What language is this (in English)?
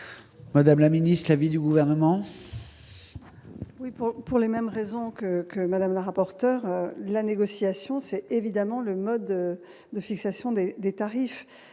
French